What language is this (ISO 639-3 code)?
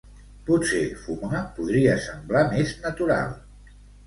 cat